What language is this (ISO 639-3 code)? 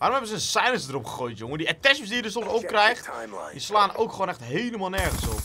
nld